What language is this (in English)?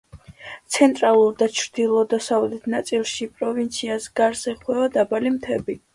Georgian